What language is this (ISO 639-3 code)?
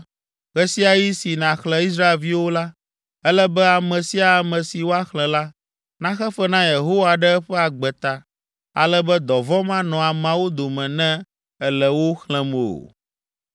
ewe